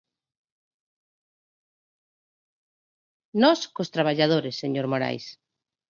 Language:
Galician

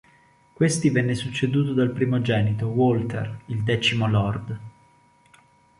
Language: Italian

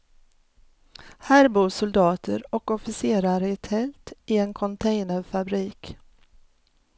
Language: Swedish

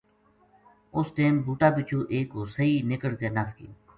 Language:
Gujari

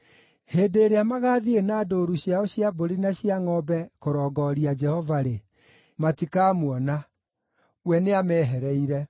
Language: Kikuyu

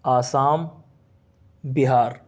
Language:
Urdu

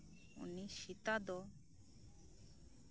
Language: Santali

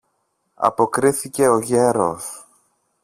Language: Greek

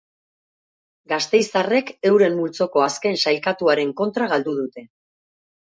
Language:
Basque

